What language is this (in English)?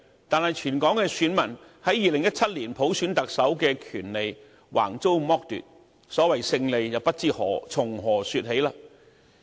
Cantonese